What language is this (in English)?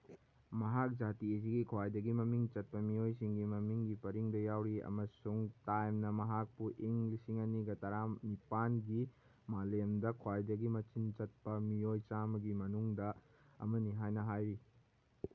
Manipuri